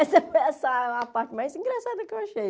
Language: Portuguese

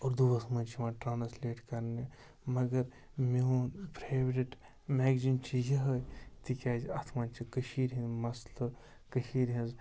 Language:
Kashmiri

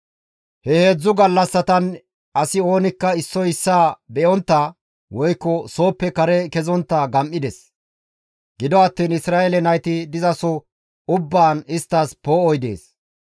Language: Gamo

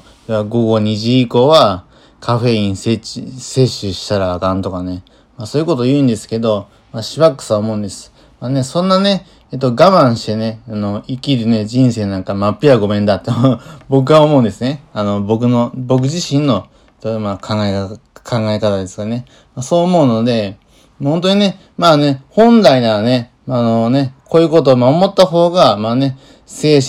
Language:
Japanese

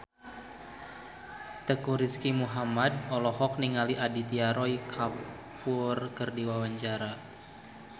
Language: Sundanese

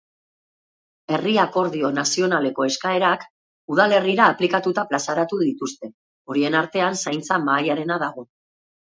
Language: Basque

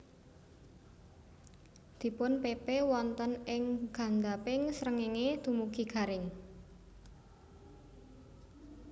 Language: Javanese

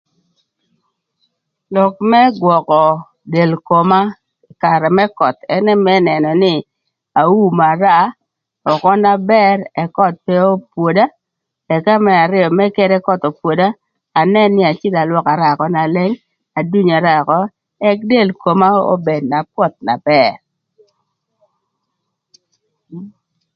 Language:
Thur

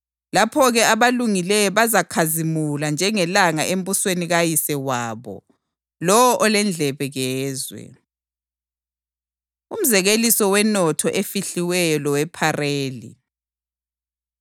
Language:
North Ndebele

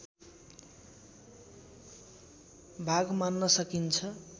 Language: Nepali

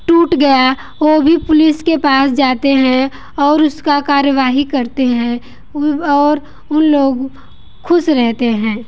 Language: Hindi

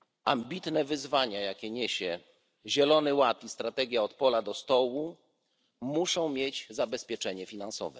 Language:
Polish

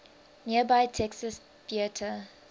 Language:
English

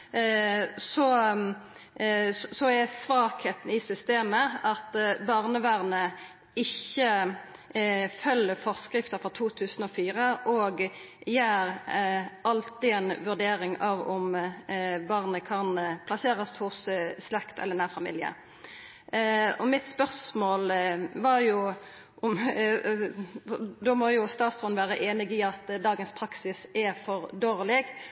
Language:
Norwegian Nynorsk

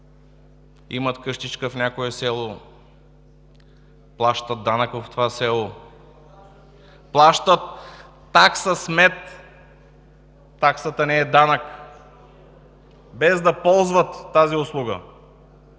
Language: Bulgarian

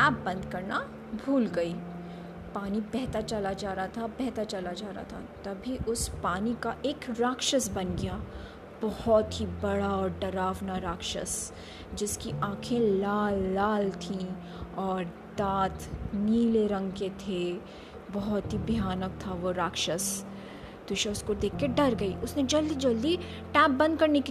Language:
Hindi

